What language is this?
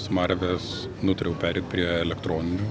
Lithuanian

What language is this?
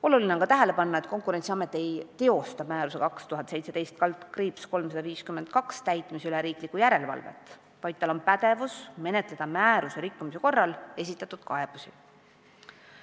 Estonian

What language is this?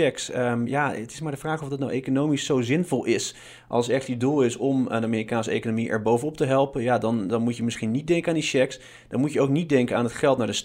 Dutch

